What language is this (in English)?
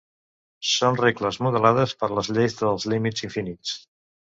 Catalan